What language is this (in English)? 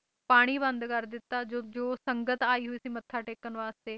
Punjabi